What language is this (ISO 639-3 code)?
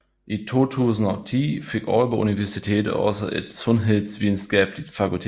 dan